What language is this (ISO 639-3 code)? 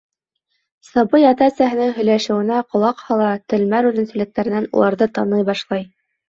bak